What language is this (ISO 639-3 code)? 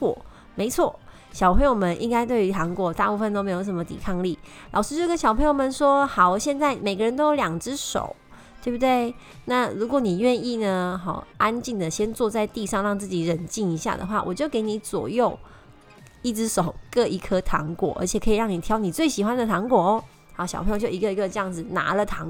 zho